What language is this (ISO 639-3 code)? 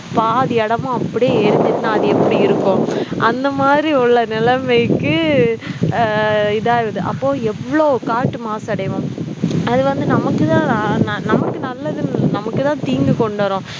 tam